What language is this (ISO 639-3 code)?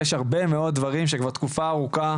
heb